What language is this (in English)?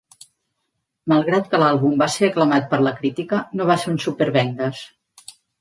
Catalan